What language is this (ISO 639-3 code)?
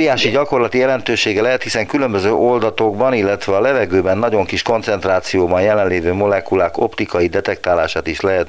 hun